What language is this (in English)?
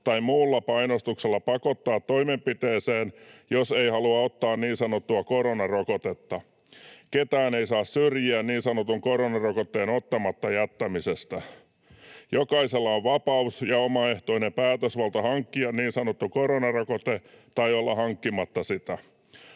Finnish